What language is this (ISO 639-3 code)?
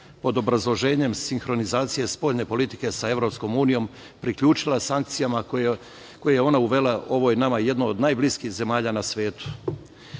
srp